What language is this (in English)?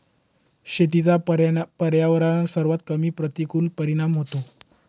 Marathi